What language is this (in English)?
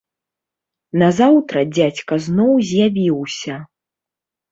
Belarusian